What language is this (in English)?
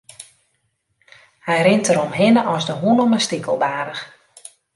Western Frisian